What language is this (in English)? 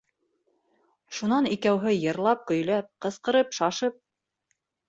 Bashkir